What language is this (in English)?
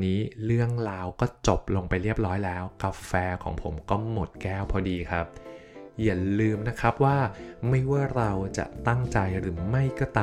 Thai